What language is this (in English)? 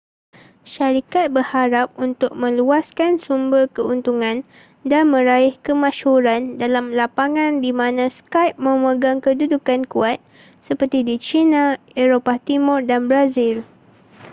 Malay